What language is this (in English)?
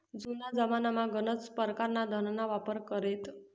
Marathi